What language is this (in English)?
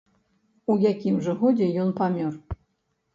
Belarusian